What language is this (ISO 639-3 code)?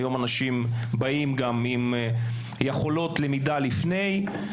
heb